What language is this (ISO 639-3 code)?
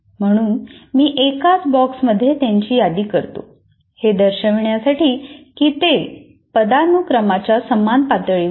mar